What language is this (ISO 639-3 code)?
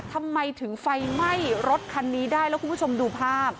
tha